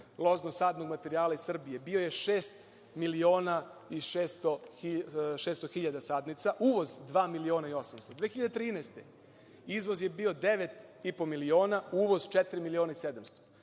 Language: Serbian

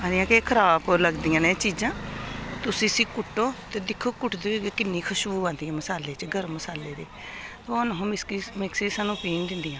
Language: Dogri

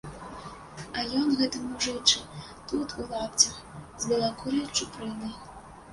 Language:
Belarusian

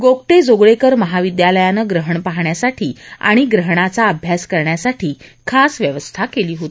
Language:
Marathi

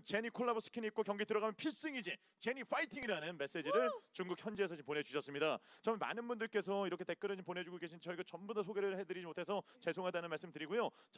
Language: Korean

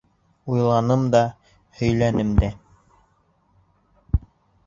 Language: Bashkir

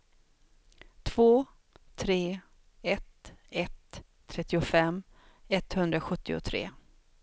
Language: Swedish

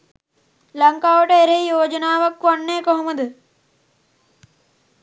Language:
Sinhala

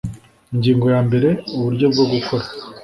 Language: Kinyarwanda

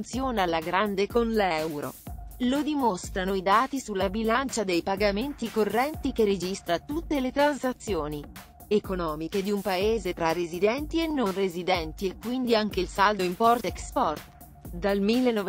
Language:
Italian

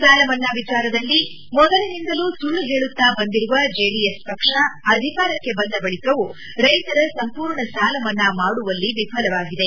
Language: Kannada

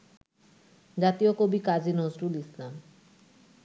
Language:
Bangla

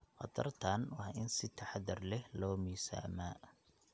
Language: Somali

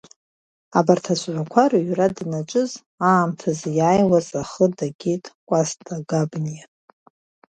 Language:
Abkhazian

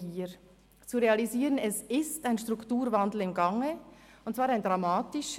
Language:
Swiss German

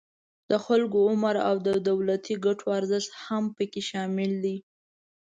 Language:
Pashto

